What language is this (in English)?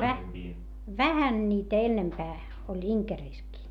Finnish